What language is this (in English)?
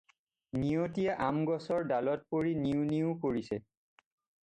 Assamese